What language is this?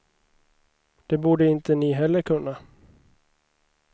Swedish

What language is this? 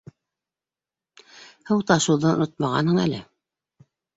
Bashkir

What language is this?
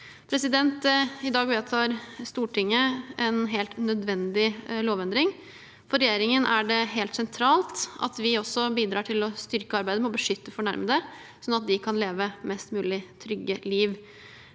Norwegian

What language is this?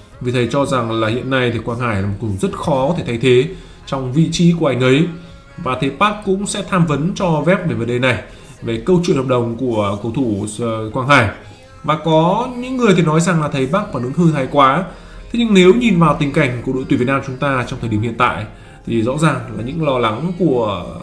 Vietnamese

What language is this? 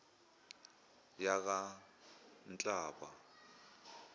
Zulu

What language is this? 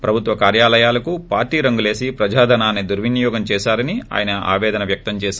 Telugu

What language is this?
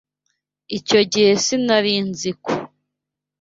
Kinyarwanda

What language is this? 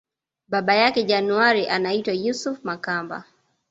Swahili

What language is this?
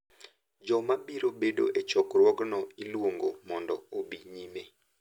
Luo (Kenya and Tanzania)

